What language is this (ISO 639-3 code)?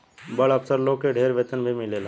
bho